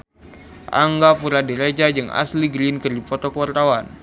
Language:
Sundanese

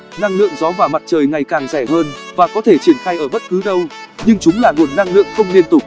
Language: Vietnamese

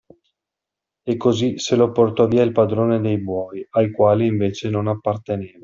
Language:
Italian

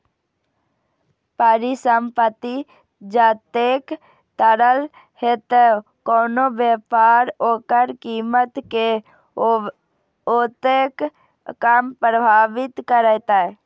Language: Maithili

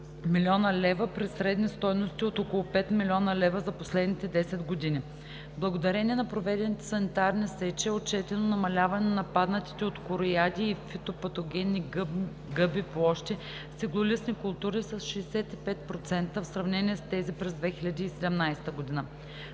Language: Bulgarian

